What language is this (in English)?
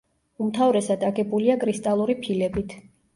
Georgian